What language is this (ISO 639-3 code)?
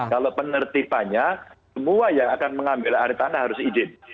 ind